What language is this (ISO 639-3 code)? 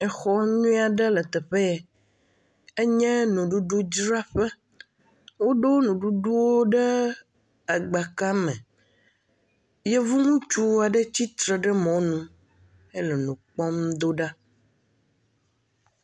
ewe